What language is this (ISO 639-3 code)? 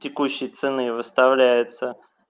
rus